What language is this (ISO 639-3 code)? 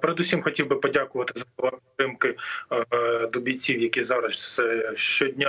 ukr